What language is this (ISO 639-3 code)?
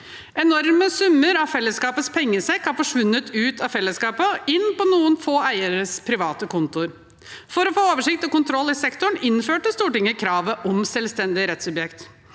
nor